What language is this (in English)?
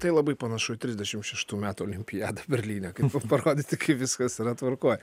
Lithuanian